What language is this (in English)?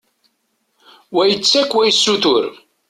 Kabyle